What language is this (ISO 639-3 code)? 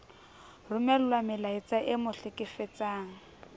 sot